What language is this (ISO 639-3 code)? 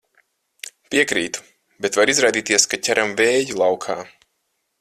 lav